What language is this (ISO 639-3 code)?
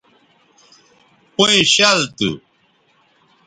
btv